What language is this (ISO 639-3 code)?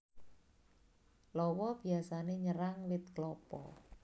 jav